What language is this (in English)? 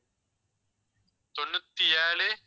Tamil